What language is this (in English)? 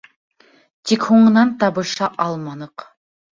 Bashkir